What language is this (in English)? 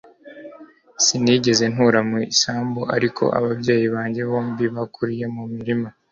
Kinyarwanda